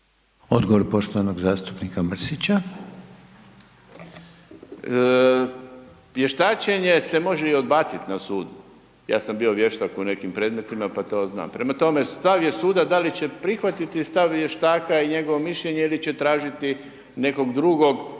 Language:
Croatian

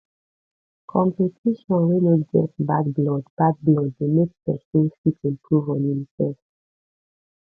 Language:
Nigerian Pidgin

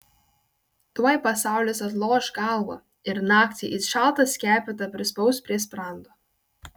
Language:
Lithuanian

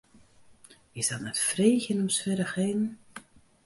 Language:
Western Frisian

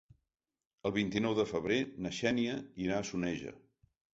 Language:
Catalan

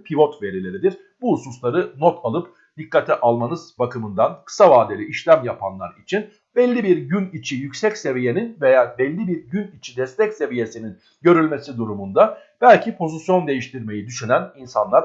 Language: Turkish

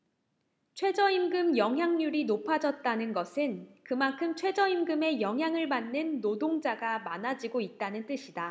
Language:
Korean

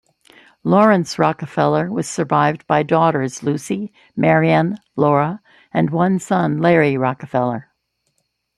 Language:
English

